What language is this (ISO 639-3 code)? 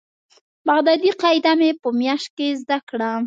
pus